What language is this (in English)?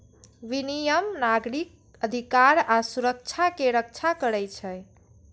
Maithili